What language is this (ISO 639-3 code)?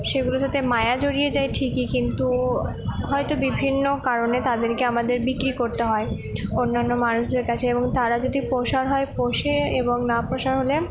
ben